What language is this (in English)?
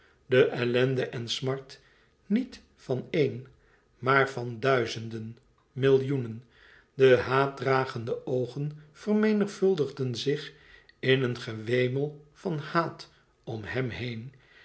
Dutch